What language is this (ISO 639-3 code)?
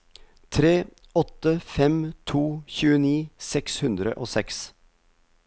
nor